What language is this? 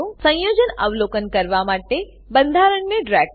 Gujarati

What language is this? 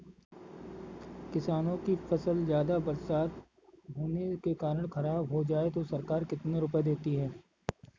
Hindi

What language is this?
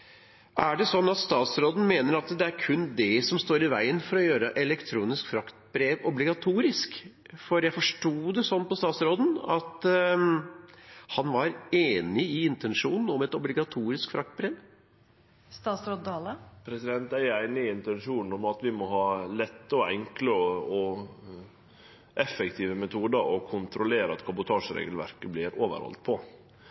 Norwegian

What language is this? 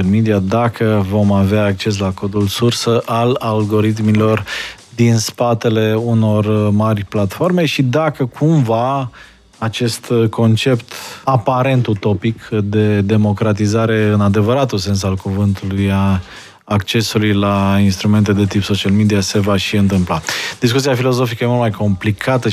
Romanian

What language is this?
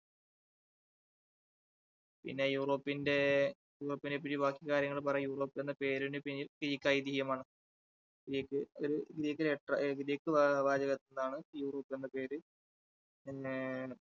Malayalam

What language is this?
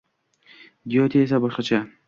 Uzbek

